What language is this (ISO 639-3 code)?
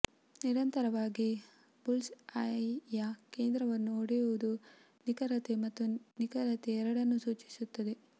kan